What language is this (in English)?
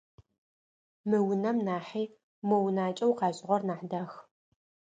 Adyghe